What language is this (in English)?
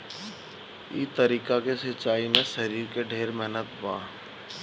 Bhojpuri